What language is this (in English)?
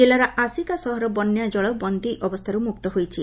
Odia